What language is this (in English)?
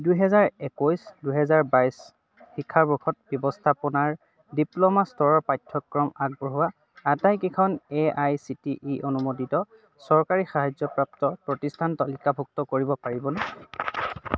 Assamese